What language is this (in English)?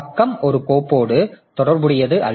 Tamil